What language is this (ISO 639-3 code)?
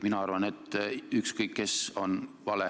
est